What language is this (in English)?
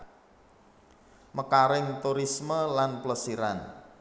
Javanese